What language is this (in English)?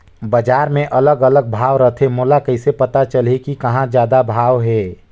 Chhattisgarhi